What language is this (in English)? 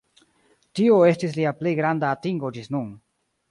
Esperanto